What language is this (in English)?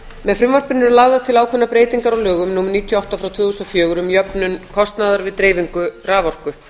Icelandic